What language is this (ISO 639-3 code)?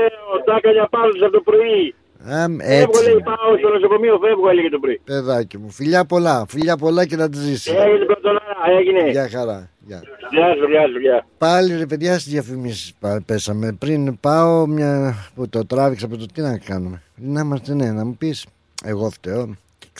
ell